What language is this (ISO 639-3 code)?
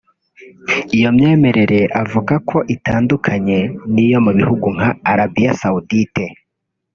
kin